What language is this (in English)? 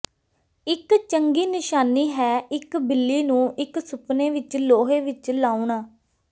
Punjabi